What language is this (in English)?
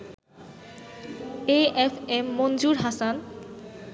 Bangla